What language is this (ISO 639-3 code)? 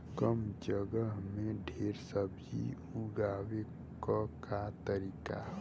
bho